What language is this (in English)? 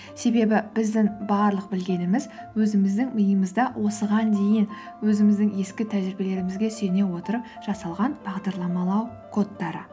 Kazakh